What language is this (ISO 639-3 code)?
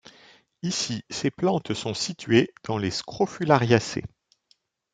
fra